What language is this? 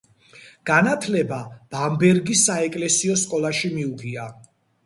Georgian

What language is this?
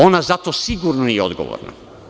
Serbian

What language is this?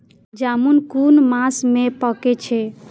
Maithili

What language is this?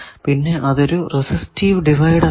Malayalam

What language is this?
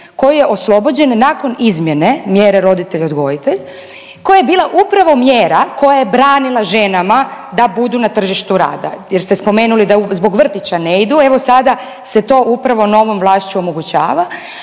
Croatian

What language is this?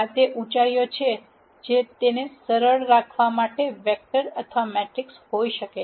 Gujarati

